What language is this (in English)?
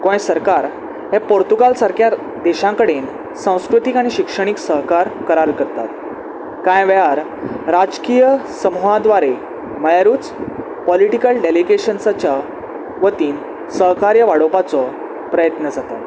Konkani